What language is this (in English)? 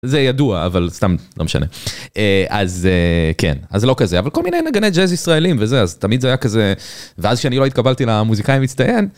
Hebrew